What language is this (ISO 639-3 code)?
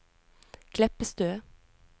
nor